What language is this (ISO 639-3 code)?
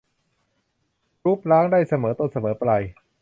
tha